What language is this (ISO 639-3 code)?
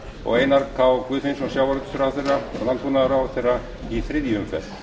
isl